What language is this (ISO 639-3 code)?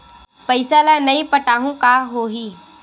hne